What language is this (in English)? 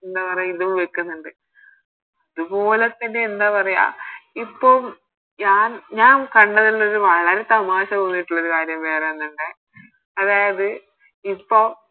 Malayalam